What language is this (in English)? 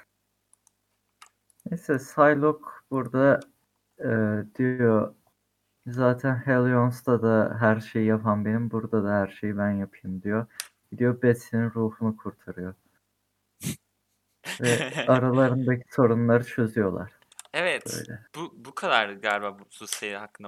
Turkish